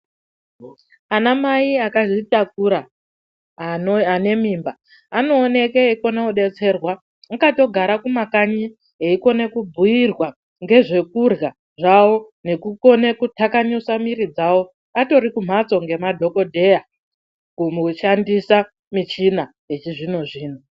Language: Ndau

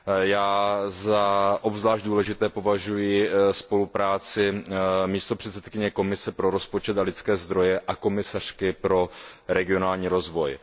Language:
Czech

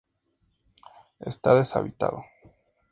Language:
Spanish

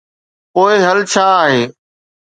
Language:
Sindhi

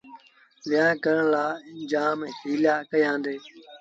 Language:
Sindhi Bhil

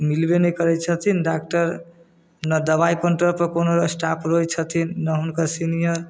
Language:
Maithili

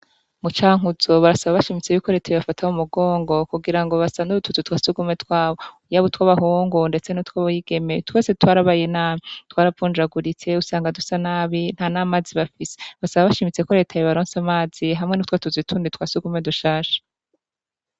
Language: Rundi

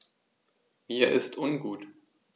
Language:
German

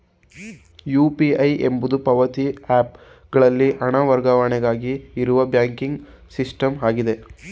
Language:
Kannada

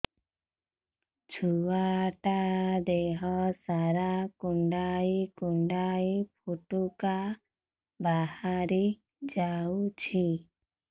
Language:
Odia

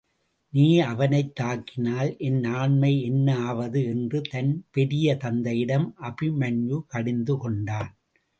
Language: Tamil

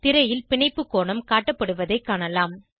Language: Tamil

